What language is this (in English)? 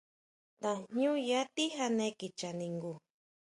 Huautla Mazatec